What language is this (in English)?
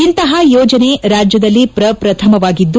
Kannada